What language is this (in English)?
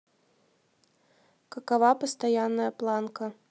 Russian